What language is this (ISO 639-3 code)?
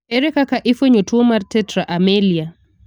luo